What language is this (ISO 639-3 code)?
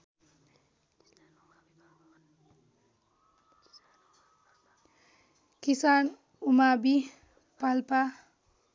nep